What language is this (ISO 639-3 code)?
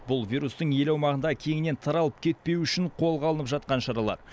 kaz